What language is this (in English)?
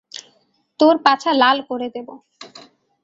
Bangla